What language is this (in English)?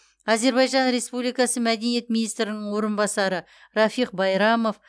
Kazakh